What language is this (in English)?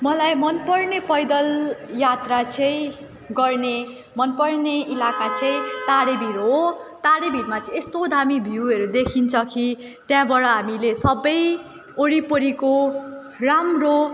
Nepali